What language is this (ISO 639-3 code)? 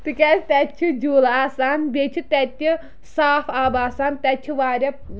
kas